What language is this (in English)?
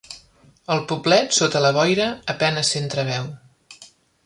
Catalan